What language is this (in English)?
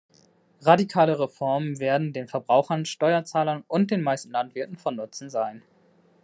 German